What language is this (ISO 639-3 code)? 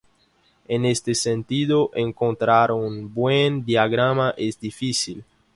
spa